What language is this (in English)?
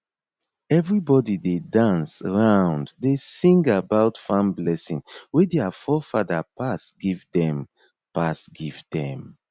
Nigerian Pidgin